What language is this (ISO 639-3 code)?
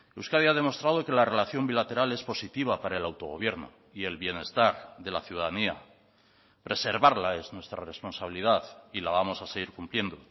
spa